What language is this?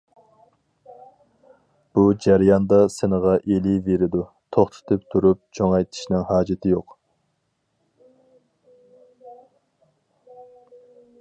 Uyghur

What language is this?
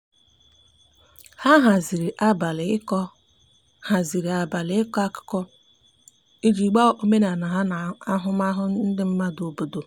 Igbo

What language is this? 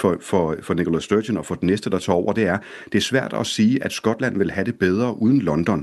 Danish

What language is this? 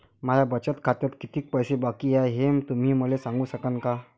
Marathi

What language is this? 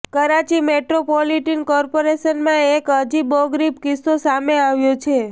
Gujarati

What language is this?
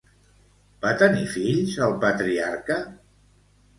Catalan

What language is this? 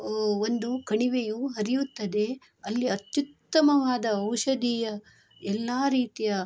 Kannada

